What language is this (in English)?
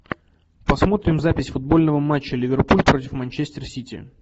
Russian